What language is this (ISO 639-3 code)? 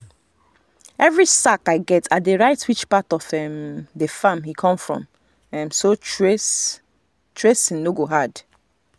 pcm